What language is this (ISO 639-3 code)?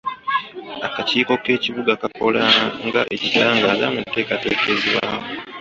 lug